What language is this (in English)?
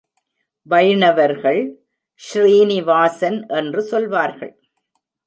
Tamil